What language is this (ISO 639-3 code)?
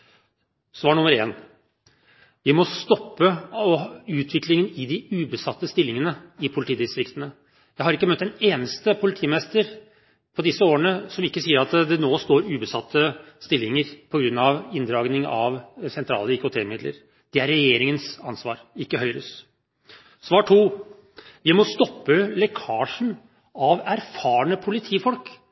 nob